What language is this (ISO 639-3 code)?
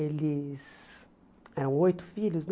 por